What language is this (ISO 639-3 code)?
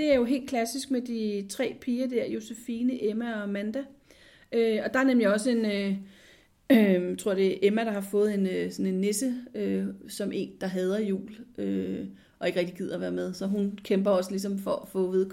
dan